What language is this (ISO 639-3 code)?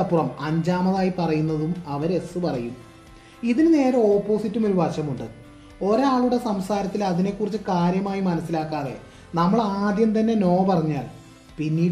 mal